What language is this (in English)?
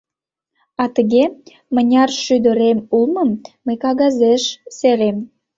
Mari